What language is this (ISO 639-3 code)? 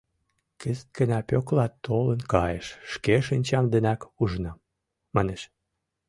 chm